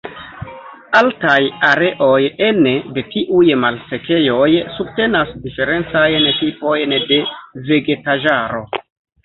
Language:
Esperanto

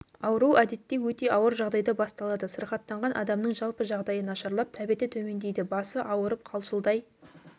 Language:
Kazakh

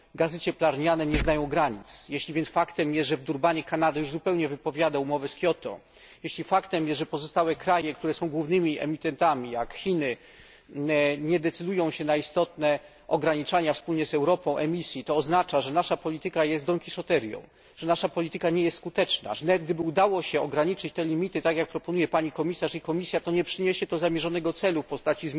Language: Polish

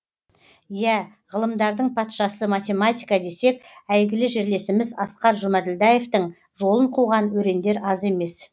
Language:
Kazakh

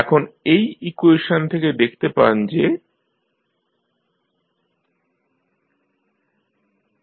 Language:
Bangla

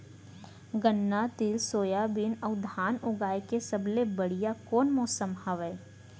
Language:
Chhattisgarhi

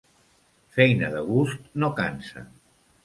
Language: Catalan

